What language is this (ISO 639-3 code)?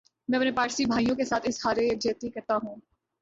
urd